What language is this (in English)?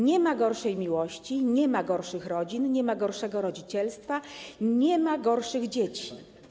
Polish